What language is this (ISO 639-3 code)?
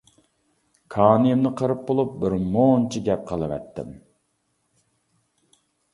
uig